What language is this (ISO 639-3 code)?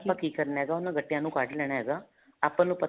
pan